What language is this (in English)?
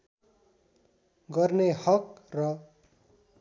Nepali